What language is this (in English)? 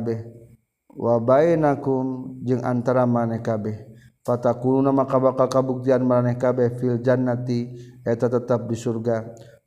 Malay